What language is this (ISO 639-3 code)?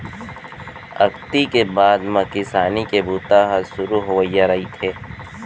hne